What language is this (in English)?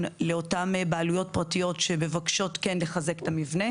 Hebrew